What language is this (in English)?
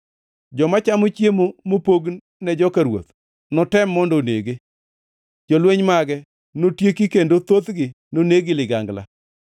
Luo (Kenya and Tanzania)